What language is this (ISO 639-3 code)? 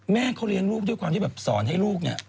tha